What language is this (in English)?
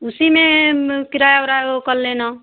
Hindi